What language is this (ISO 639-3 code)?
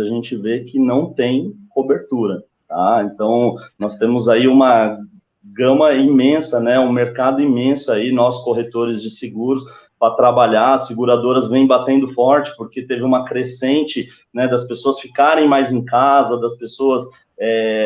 por